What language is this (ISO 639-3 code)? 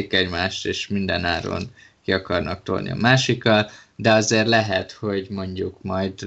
hun